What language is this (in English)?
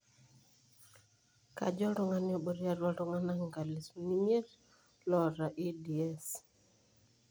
Masai